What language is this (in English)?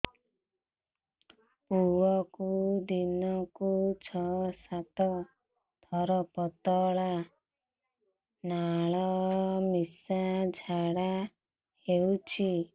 Odia